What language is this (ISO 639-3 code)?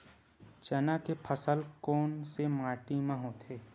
hne